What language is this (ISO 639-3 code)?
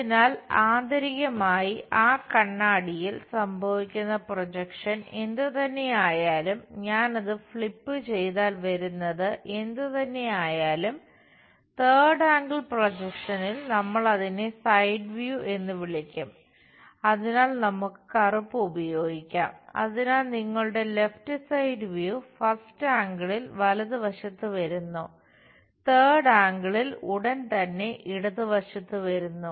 mal